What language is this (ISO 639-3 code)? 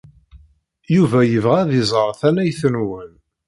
kab